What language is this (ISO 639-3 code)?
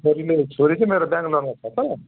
nep